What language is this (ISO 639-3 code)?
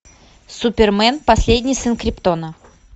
rus